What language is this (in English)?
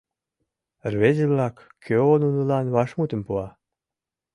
Mari